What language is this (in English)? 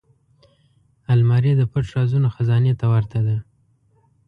Pashto